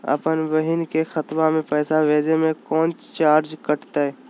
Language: Magahi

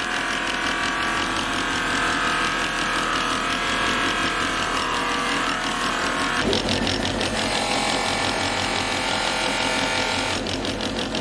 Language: Turkish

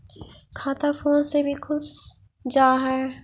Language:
Magahi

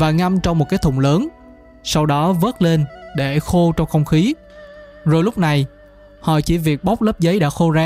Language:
Vietnamese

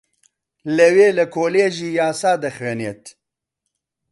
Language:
Central Kurdish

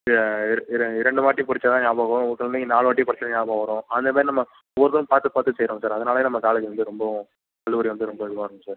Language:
Tamil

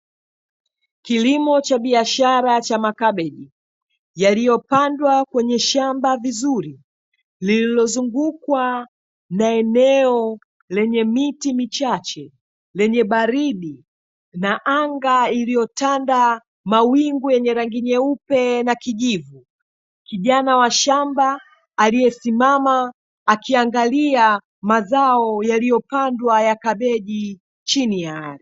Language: Swahili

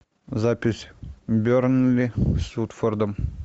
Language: Russian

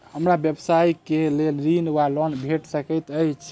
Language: Maithili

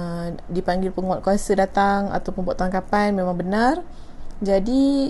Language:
Malay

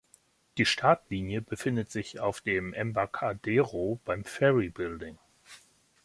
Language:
German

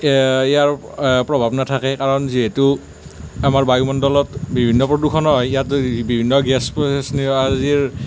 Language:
Assamese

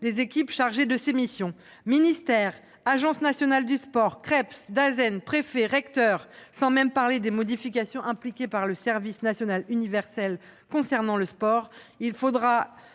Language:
French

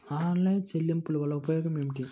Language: Telugu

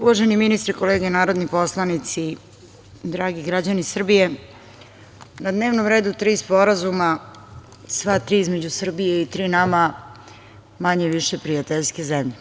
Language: Serbian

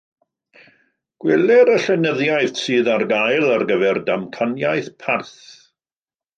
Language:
Welsh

